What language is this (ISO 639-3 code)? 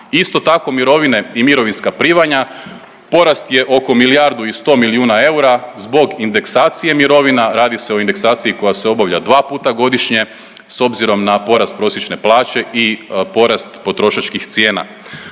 hrv